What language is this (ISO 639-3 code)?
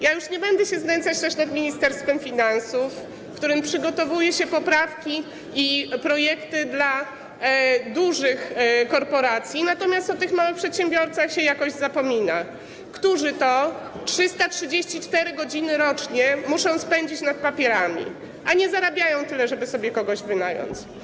pol